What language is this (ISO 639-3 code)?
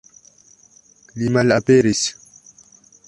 epo